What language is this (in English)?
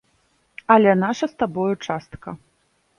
Belarusian